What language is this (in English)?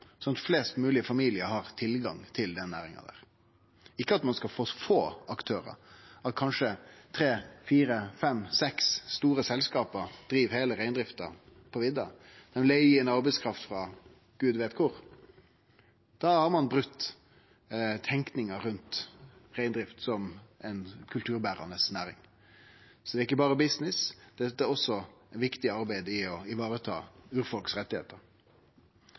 Norwegian Nynorsk